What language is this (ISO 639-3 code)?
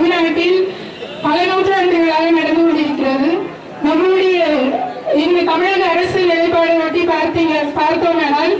ara